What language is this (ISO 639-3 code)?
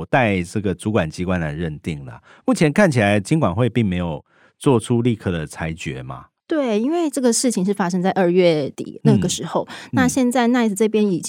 zho